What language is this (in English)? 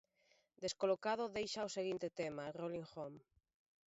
Galician